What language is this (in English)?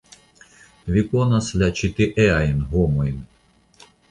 Esperanto